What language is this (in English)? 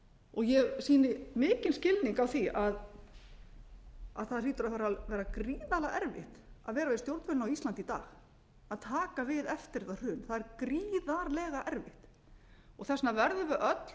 Icelandic